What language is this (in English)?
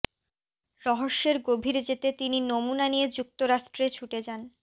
Bangla